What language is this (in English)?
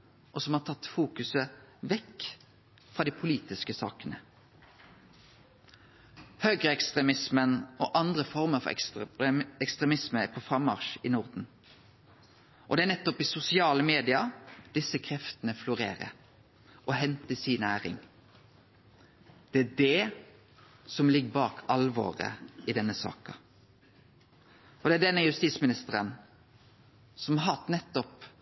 Norwegian Nynorsk